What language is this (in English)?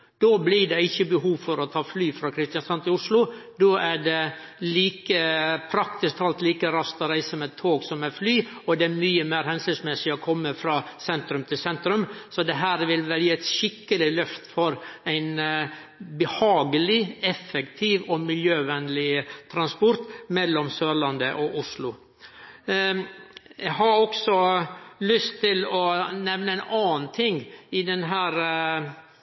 Norwegian Nynorsk